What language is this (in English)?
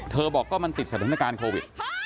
Thai